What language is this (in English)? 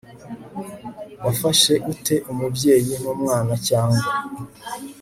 Kinyarwanda